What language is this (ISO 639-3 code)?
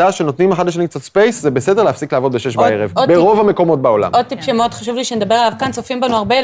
heb